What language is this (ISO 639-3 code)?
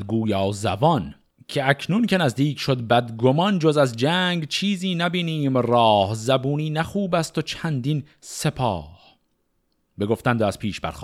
fas